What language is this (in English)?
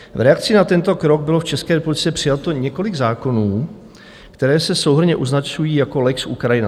Czech